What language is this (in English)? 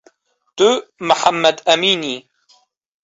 Kurdish